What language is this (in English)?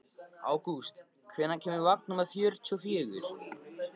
Icelandic